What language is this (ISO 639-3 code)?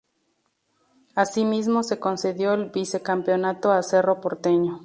spa